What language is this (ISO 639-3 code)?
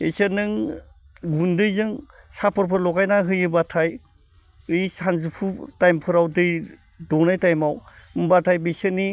brx